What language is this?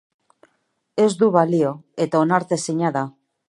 Basque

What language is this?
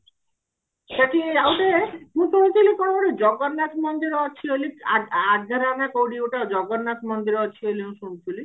Odia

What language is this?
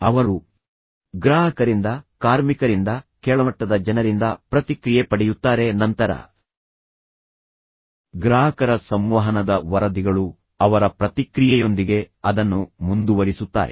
Kannada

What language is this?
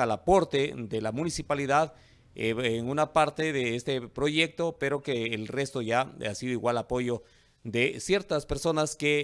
Spanish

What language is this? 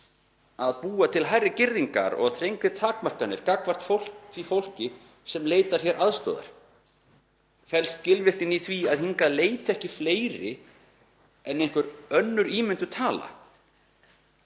Icelandic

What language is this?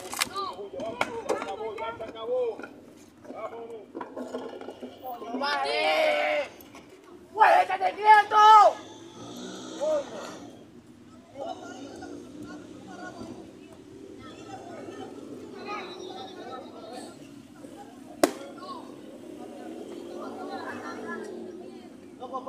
Spanish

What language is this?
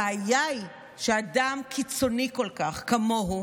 Hebrew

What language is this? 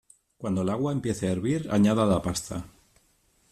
Spanish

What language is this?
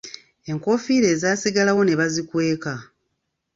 Ganda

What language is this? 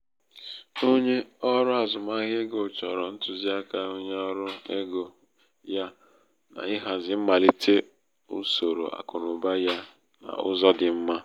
Igbo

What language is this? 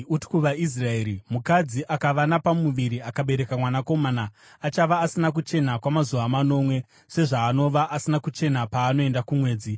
Shona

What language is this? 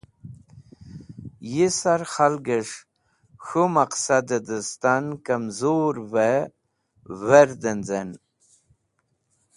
Wakhi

